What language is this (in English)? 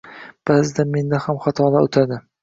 Uzbek